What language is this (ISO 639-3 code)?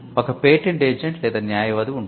tel